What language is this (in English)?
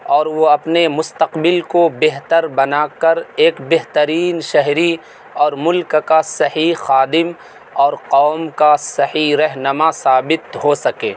Urdu